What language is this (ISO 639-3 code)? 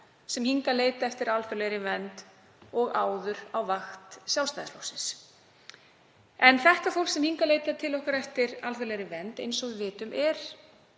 isl